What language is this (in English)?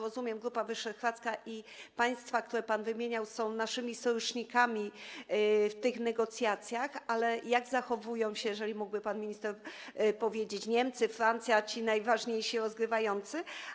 Polish